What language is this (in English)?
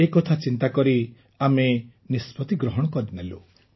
Odia